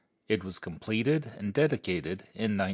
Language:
English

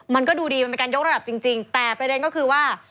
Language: Thai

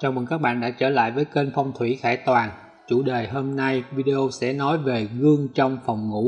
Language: Vietnamese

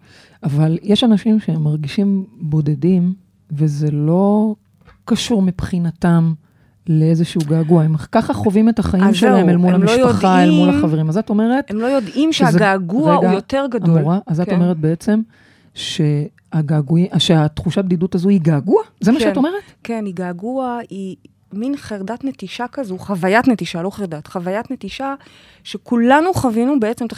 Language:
Hebrew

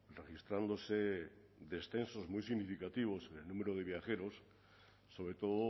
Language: Spanish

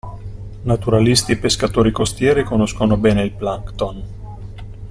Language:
Italian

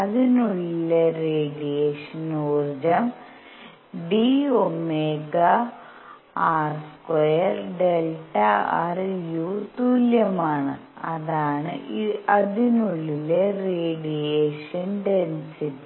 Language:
Malayalam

